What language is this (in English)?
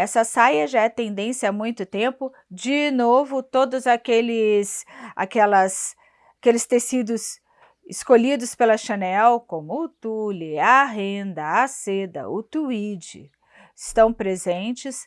Portuguese